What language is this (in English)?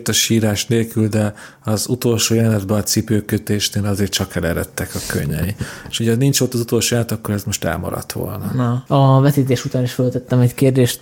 Hungarian